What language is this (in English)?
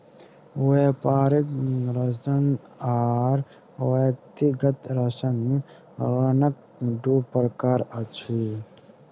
Maithili